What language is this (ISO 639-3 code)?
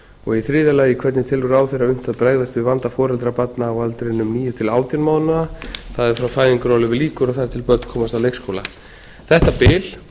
isl